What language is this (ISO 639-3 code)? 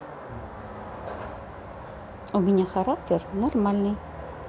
rus